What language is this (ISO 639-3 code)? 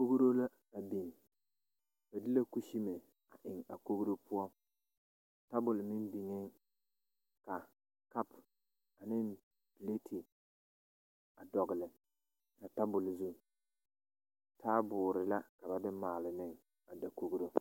dga